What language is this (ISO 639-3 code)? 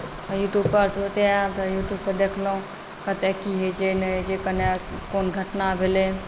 mai